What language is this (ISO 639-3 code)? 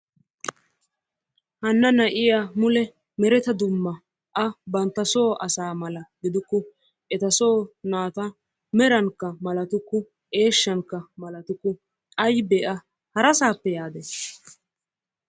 wal